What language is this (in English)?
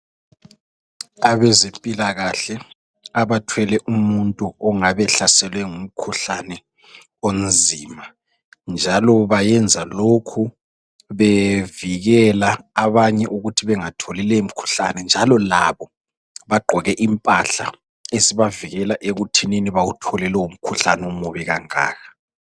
North Ndebele